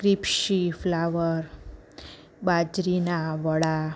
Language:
Gujarati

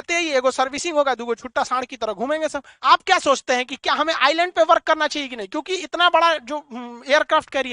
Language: Hindi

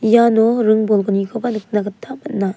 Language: Garo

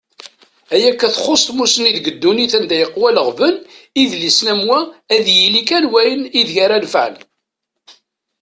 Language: Kabyle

